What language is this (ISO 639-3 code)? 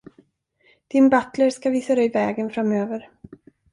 swe